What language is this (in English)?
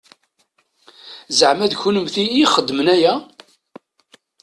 Kabyle